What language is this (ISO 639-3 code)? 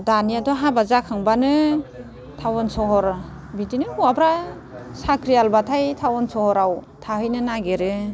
brx